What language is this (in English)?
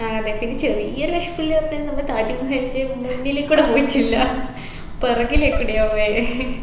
Malayalam